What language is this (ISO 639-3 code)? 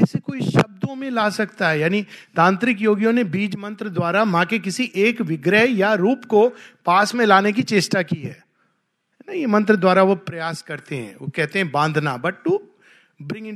hin